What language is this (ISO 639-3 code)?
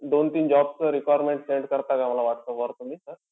mar